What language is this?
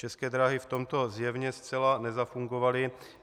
Czech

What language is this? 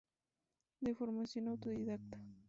Spanish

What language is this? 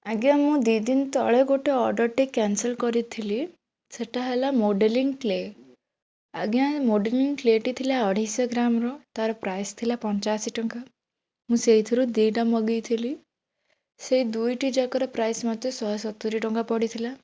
Odia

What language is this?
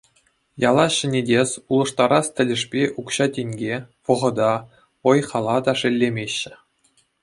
Chuvash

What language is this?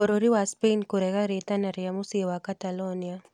Kikuyu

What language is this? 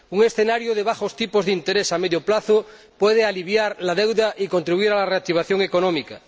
Spanish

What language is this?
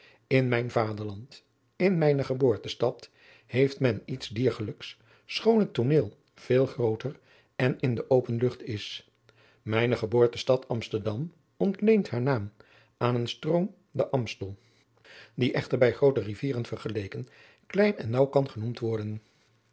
Dutch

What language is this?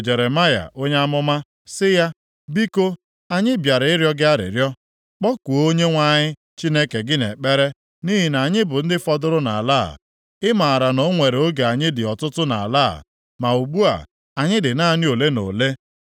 Igbo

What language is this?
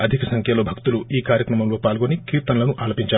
Telugu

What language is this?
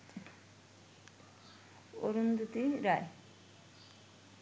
Bangla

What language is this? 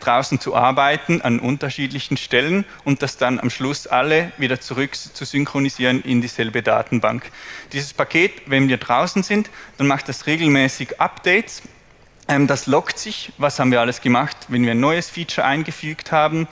German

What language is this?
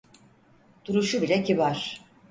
Turkish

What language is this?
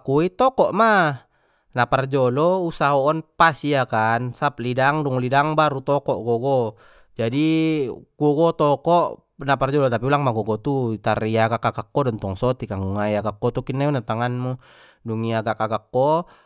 Batak Mandailing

